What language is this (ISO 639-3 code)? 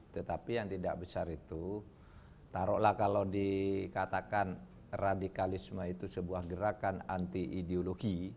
ind